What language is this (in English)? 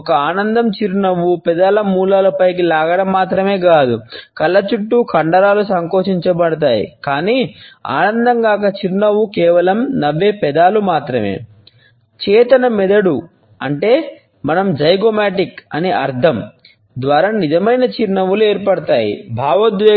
Telugu